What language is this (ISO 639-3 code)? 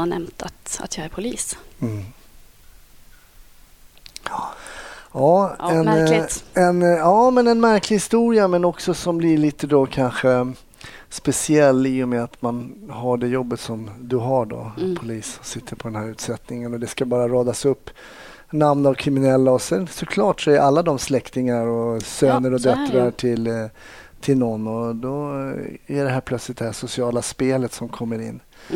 swe